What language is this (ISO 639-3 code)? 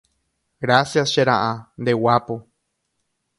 grn